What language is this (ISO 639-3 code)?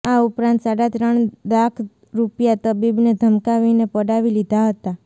guj